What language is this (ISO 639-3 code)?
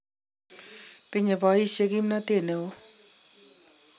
kln